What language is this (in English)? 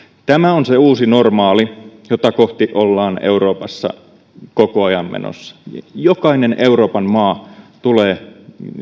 Finnish